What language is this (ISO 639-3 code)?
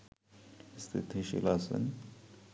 ben